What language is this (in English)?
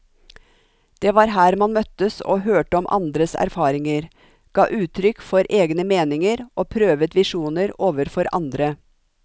Norwegian